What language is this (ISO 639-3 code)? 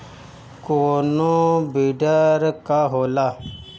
bho